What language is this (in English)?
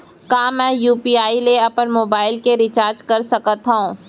Chhattisgarhi